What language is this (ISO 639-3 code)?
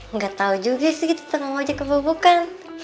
ind